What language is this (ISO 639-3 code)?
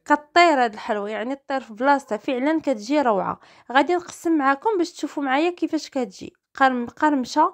ara